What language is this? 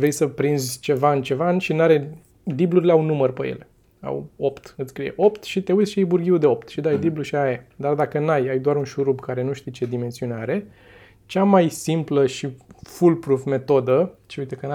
Romanian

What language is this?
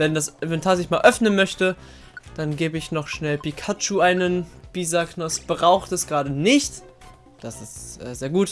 German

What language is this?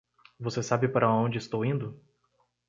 Portuguese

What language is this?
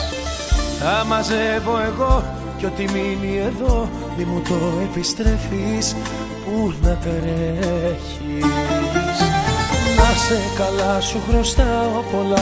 Greek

